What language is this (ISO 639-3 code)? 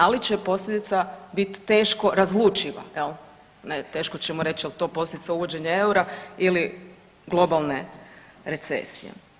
hrv